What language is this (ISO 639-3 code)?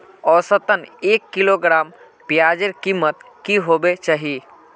mag